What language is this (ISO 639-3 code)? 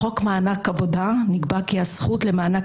heb